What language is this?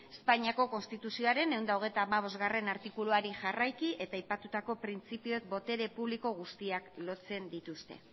Basque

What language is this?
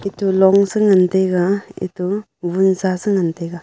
Wancho Naga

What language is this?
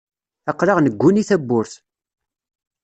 Kabyle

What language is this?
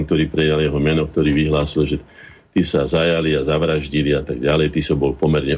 Slovak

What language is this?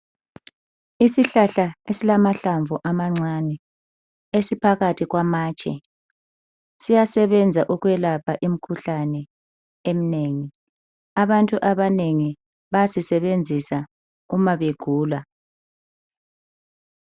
North Ndebele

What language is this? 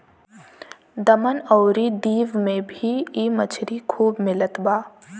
Bhojpuri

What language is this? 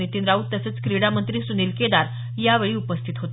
Marathi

